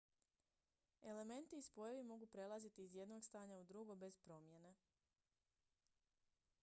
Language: Croatian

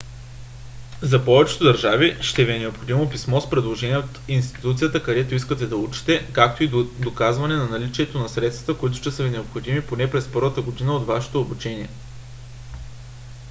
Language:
Bulgarian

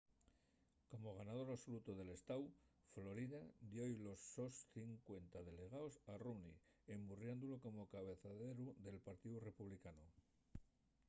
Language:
Asturian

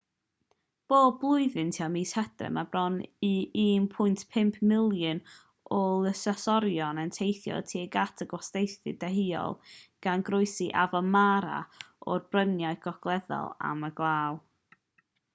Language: Welsh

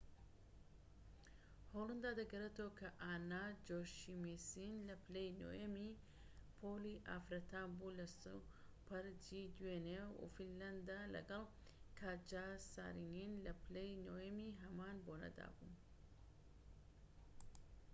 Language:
Central Kurdish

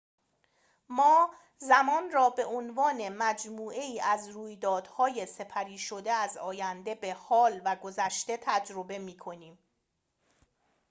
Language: Persian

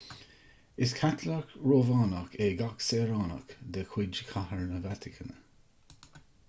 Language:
Irish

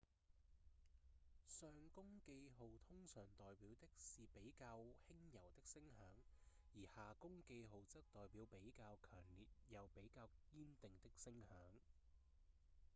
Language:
Cantonese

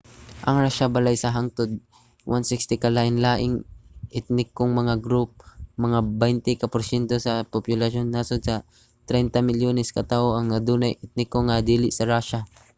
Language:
Cebuano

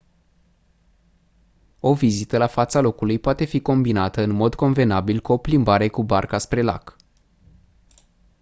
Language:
Romanian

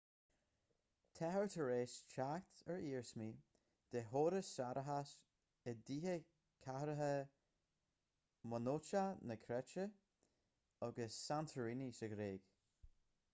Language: Irish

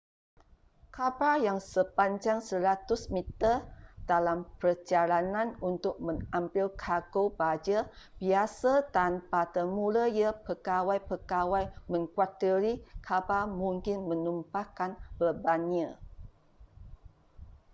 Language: Malay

